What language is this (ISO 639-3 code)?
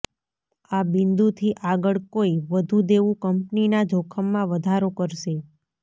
guj